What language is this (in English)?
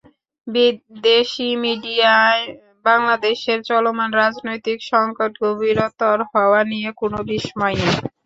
Bangla